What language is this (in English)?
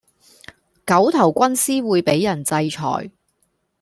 Cantonese